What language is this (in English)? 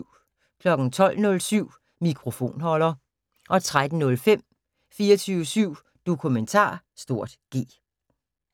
Danish